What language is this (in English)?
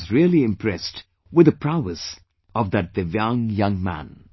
English